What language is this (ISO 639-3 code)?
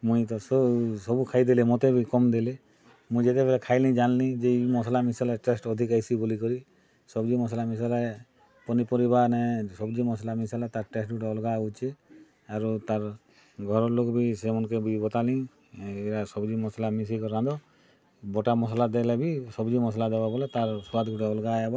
ori